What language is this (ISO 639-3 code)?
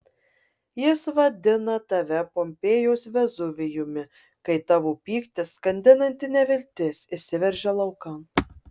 lit